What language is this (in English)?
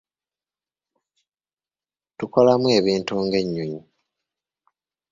Ganda